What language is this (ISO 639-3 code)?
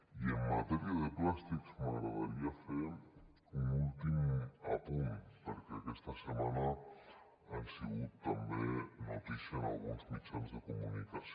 cat